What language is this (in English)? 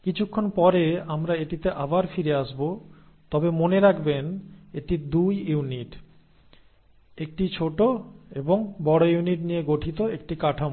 Bangla